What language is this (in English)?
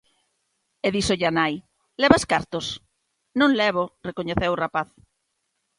Galician